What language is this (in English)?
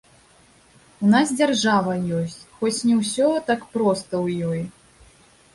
Belarusian